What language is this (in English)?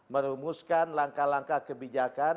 Indonesian